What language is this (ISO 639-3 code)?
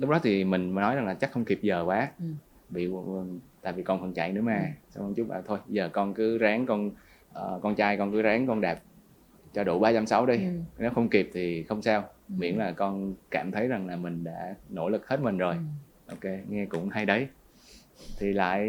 vie